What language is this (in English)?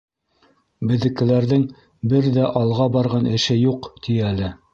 Bashkir